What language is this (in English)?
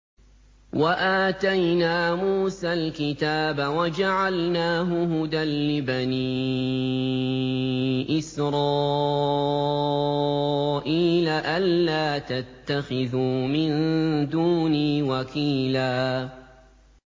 Arabic